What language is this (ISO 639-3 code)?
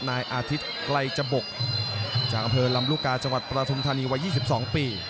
tha